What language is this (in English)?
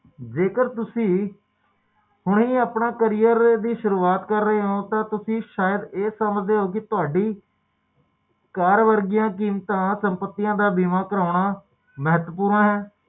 Punjabi